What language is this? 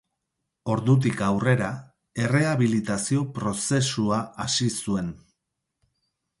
Basque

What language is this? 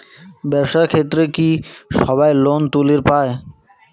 Bangla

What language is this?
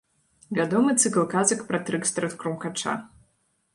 Belarusian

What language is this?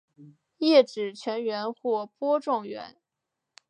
Chinese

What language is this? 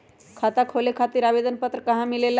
Magahi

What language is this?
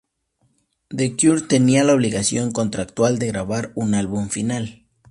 Spanish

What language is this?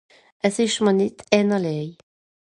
Swiss German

